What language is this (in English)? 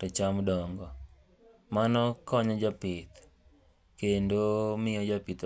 Luo (Kenya and Tanzania)